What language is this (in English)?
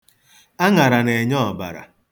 Igbo